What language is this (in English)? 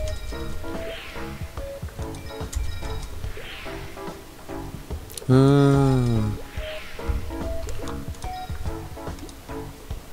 Korean